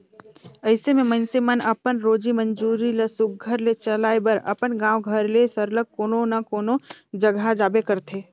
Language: Chhattisgarhi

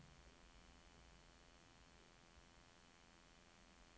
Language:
Norwegian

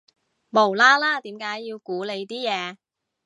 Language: Cantonese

